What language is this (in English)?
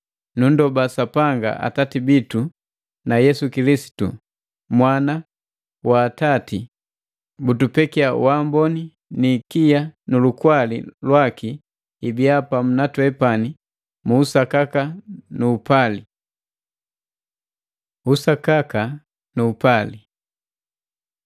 Matengo